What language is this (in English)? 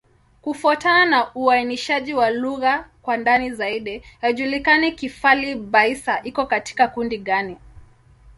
Swahili